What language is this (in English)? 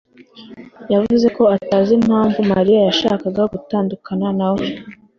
Kinyarwanda